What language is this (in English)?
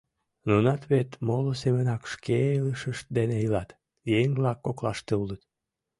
Mari